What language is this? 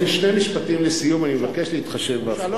Hebrew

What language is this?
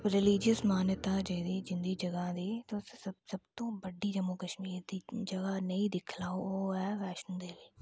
Dogri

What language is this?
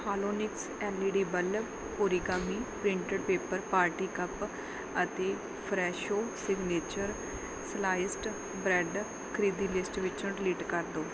Punjabi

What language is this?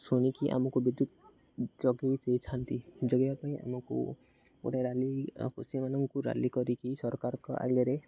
Odia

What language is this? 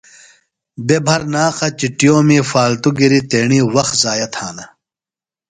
Phalura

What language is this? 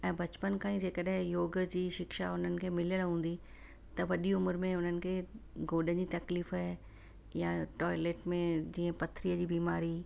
Sindhi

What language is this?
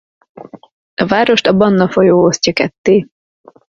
Hungarian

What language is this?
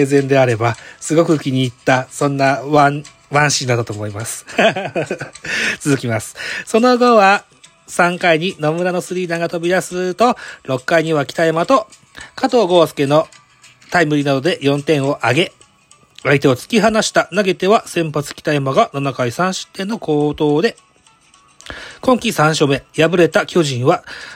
Japanese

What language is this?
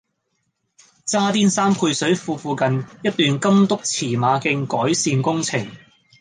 Cantonese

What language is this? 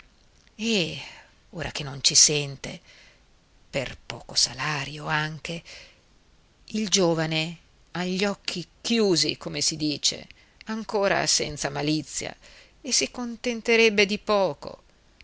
Italian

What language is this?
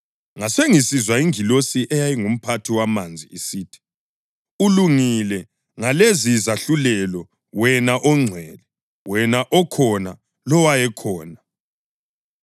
North Ndebele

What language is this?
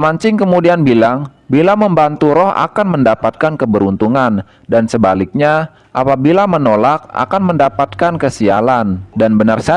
Indonesian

